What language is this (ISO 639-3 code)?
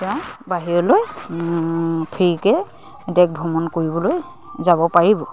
asm